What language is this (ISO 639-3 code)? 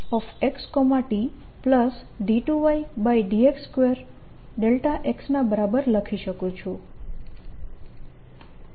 guj